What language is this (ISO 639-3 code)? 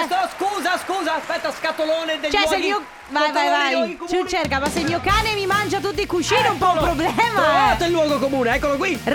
ita